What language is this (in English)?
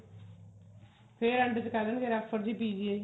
Punjabi